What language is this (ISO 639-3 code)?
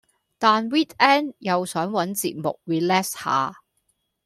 yue